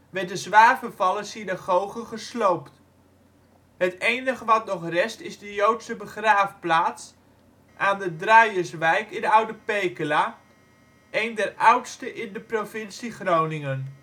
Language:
Dutch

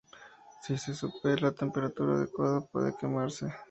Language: Spanish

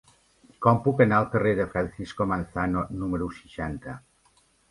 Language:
Catalan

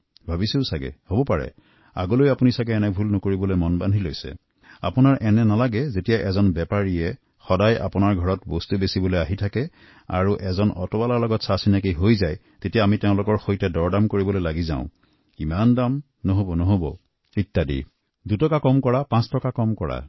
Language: Assamese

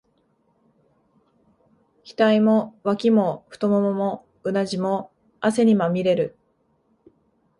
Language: Japanese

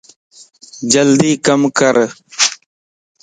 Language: Lasi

